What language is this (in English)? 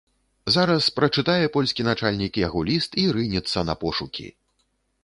Belarusian